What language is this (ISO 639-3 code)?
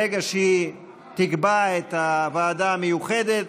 heb